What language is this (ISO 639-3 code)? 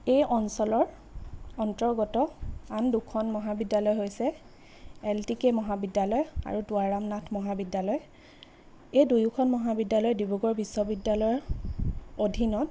asm